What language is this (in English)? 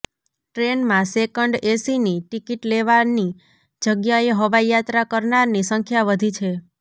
Gujarati